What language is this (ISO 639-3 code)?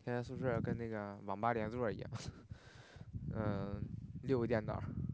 zho